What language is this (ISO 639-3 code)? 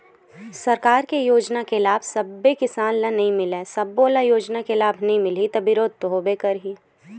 hne